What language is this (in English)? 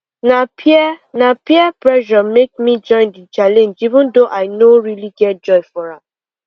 Nigerian Pidgin